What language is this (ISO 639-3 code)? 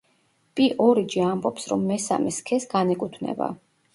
kat